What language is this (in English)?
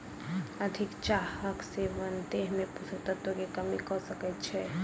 Maithili